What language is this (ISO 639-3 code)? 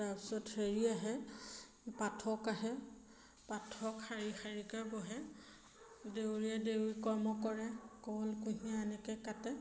asm